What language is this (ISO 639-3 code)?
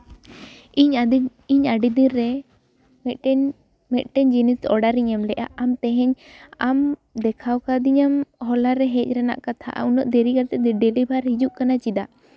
sat